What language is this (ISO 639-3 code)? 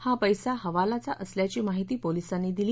mar